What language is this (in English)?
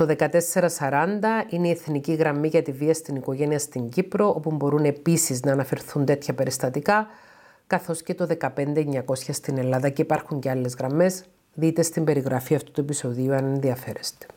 Greek